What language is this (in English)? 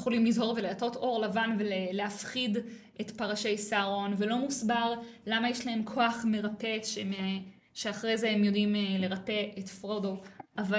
Hebrew